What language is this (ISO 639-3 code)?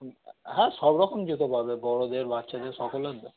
ben